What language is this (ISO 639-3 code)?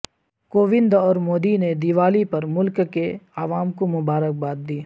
urd